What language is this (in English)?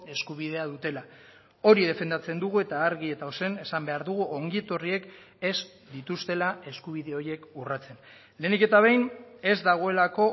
Basque